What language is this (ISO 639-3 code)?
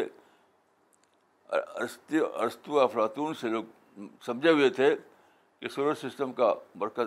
urd